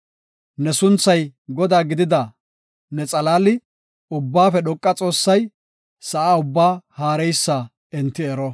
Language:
Gofa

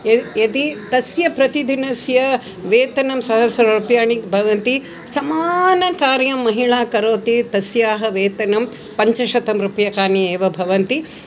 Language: Sanskrit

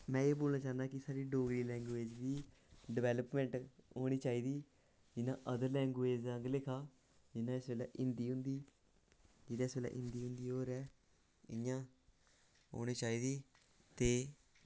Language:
Dogri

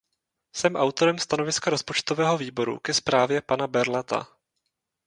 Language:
Czech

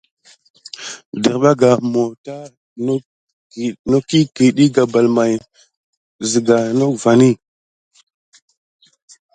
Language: Gidar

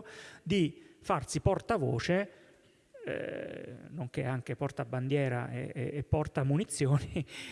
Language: Italian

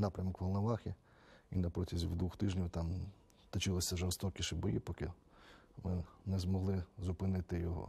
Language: Ukrainian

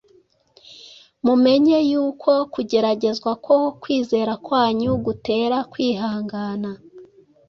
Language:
Kinyarwanda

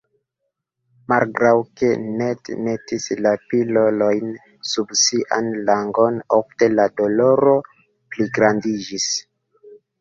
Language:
Esperanto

